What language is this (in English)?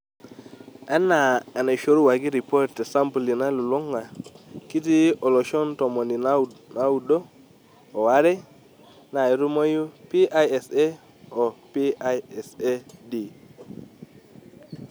Masai